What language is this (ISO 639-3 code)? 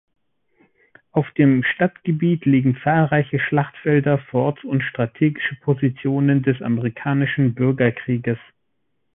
deu